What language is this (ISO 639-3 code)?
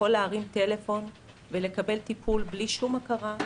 heb